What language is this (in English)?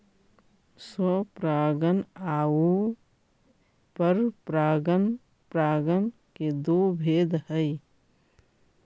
Magahi